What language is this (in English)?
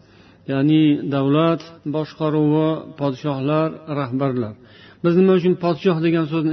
Bulgarian